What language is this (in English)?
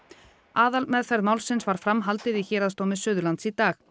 Icelandic